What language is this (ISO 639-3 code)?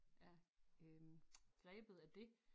dan